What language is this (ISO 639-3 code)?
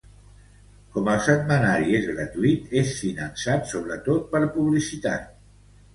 cat